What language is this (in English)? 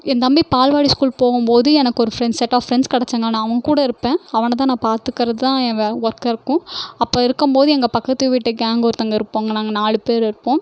Tamil